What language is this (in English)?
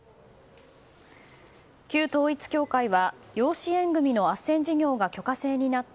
Japanese